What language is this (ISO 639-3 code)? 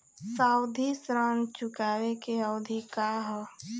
bho